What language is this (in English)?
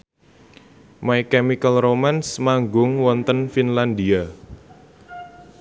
Javanese